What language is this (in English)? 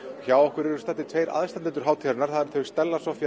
Icelandic